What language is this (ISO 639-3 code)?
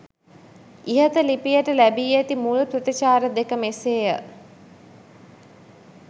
sin